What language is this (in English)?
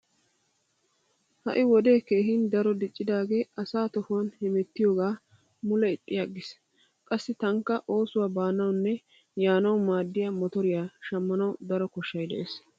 Wolaytta